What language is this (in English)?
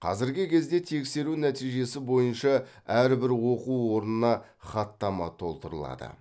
Kazakh